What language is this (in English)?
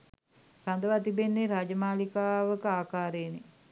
Sinhala